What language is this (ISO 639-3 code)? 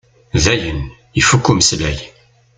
kab